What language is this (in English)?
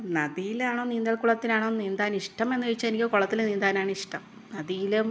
Malayalam